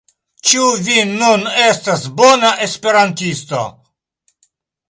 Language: Esperanto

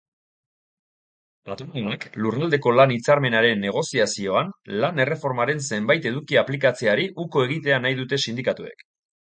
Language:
Basque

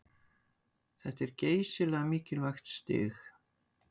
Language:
Icelandic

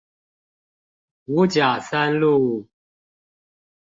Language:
Chinese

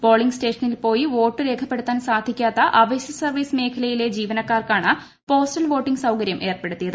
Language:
Malayalam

